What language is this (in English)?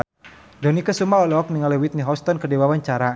Sundanese